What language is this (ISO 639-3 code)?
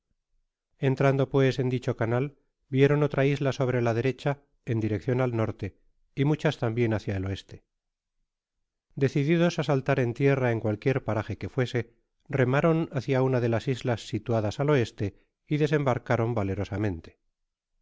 spa